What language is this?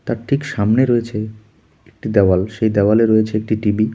Bangla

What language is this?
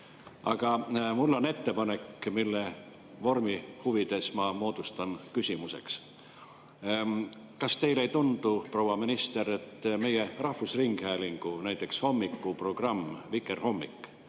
Estonian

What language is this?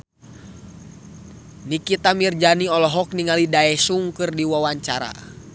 Sundanese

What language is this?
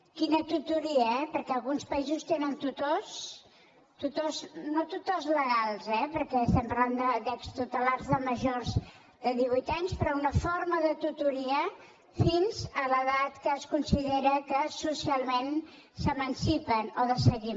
Catalan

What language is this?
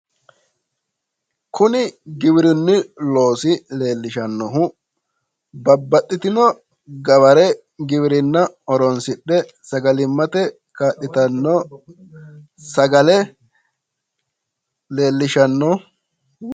Sidamo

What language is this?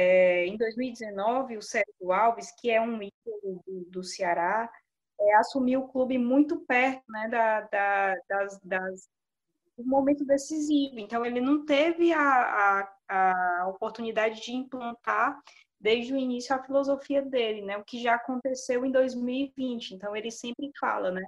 Portuguese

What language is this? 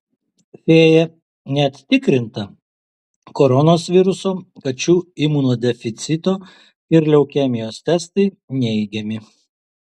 Lithuanian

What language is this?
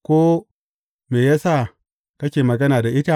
Hausa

